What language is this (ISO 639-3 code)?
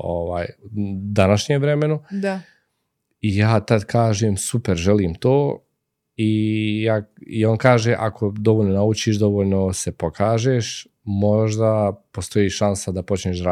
hrv